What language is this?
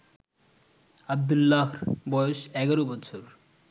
Bangla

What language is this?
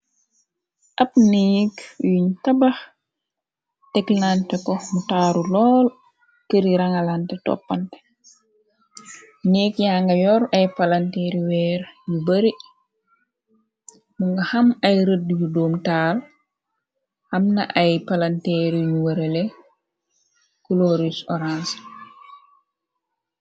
Wolof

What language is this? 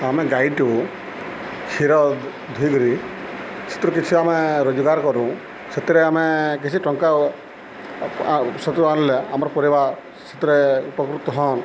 Odia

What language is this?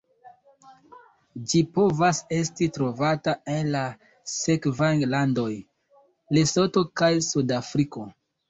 Esperanto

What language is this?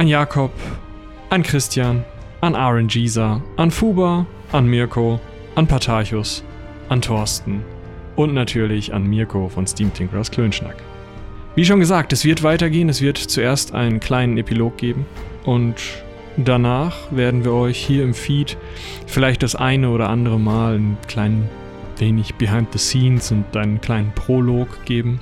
German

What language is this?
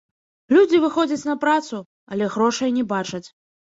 Belarusian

